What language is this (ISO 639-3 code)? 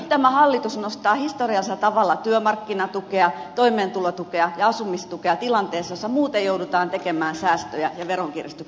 fin